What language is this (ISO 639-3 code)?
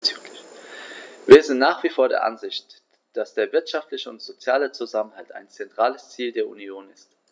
deu